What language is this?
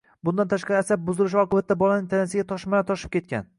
Uzbek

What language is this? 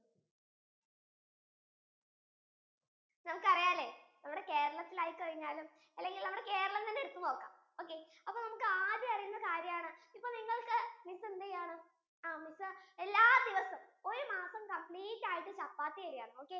Malayalam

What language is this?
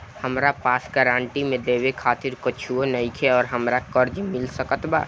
Bhojpuri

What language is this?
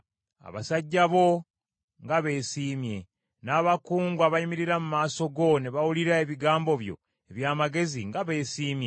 Ganda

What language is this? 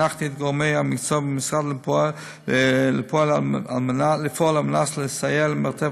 Hebrew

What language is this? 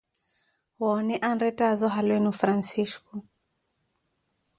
Koti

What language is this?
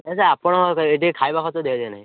Odia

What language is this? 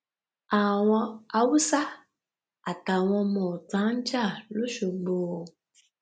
Yoruba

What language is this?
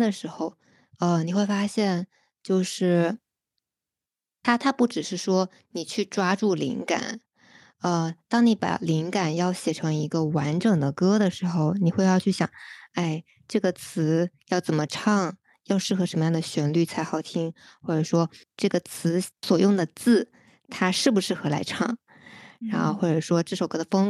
Chinese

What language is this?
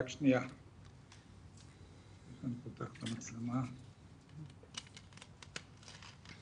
Hebrew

